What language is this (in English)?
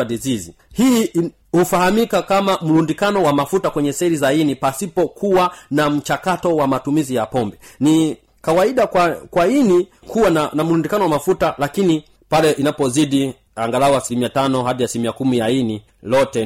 Swahili